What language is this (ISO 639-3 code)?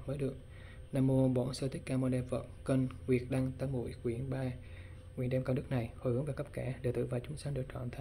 vie